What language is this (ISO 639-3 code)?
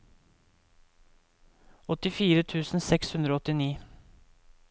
nor